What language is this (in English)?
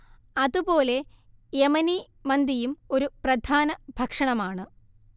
Malayalam